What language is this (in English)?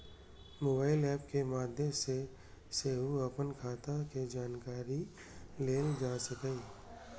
Maithili